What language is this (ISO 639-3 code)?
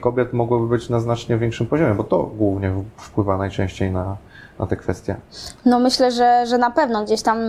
pol